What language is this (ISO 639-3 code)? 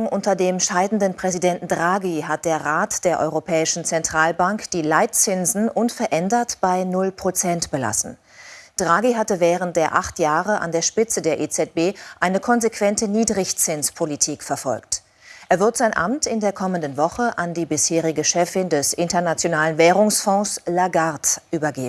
deu